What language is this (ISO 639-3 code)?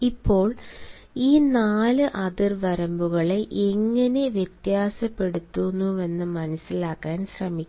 mal